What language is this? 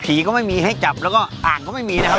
Thai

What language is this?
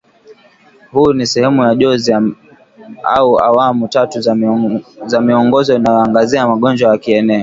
Swahili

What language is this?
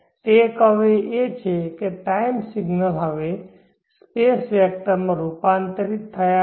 Gujarati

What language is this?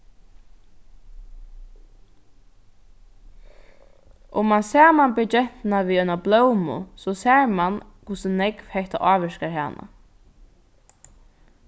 Faroese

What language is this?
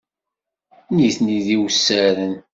Kabyle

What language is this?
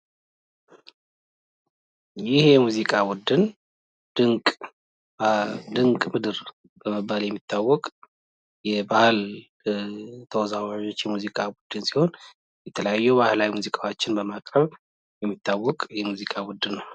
Amharic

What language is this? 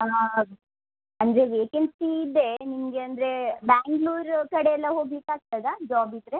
Kannada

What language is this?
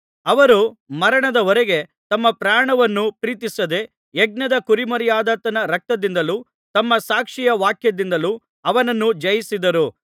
Kannada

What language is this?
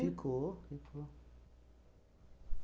Portuguese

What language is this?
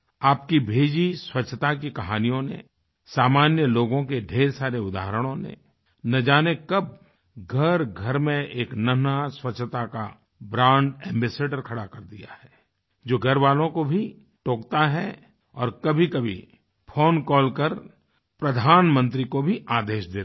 Hindi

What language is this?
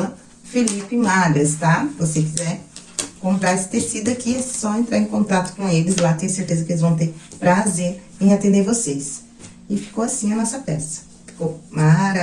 Portuguese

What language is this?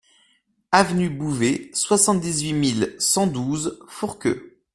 French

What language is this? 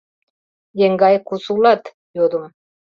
Mari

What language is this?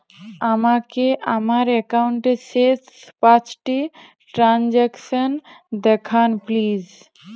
Bangla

